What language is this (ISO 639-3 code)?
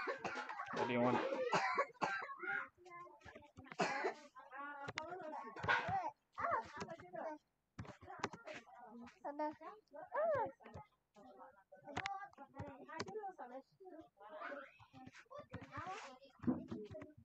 ara